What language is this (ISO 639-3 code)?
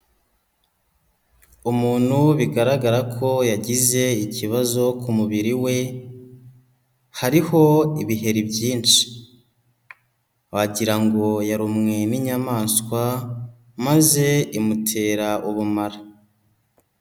kin